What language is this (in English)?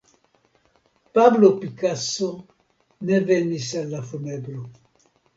Esperanto